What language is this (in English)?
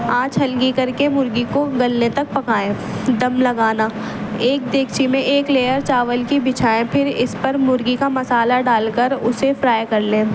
Urdu